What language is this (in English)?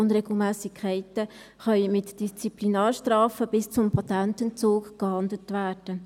Swiss German